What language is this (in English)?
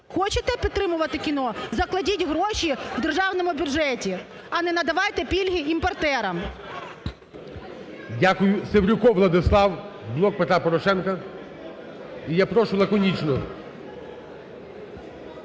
Ukrainian